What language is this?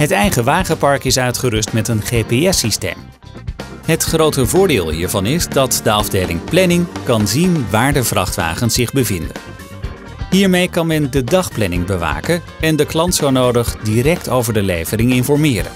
Dutch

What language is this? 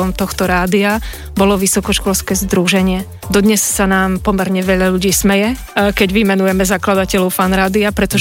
Slovak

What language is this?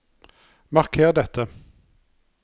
Norwegian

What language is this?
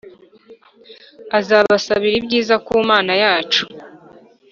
Kinyarwanda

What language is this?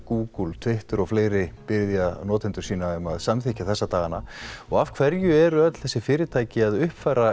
Icelandic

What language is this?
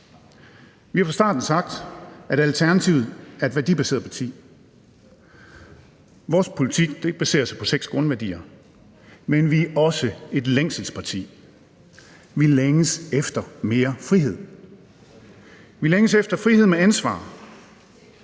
Danish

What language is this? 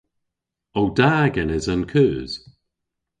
Cornish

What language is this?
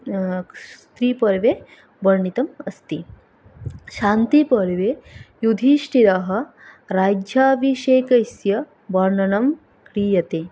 Sanskrit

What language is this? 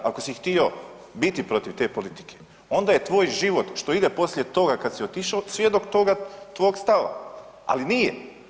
Croatian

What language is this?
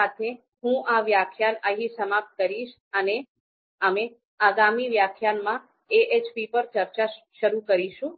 Gujarati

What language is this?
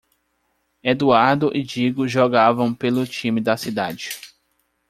Portuguese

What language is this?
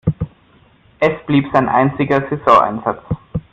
German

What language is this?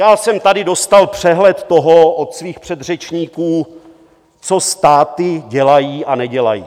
Czech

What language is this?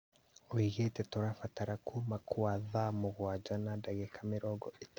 Kikuyu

